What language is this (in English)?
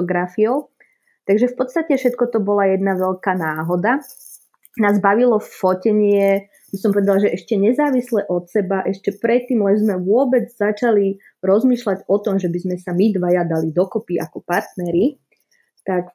Czech